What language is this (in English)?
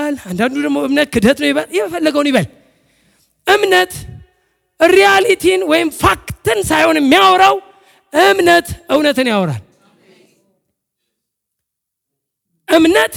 Amharic